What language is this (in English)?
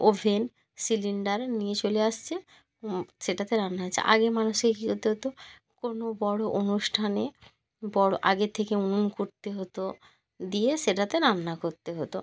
Bangla